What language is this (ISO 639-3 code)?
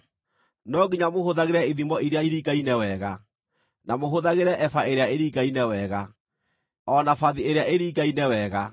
kik